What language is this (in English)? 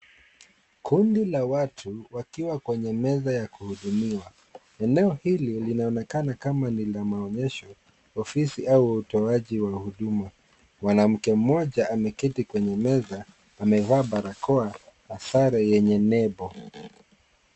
Swahili